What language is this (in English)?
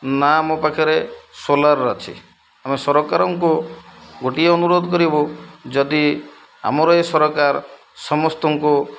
Odia